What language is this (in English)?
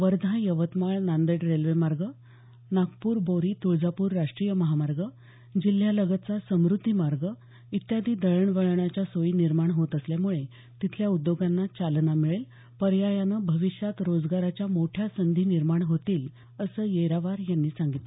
Marathi